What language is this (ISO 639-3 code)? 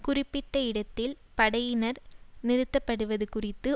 tam